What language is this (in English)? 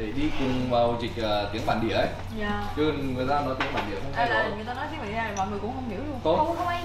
Vietnamese